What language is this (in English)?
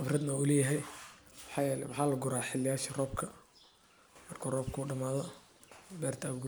Somali